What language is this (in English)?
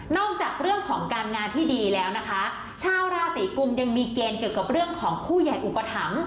Thai